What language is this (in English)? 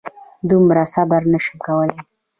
Pashto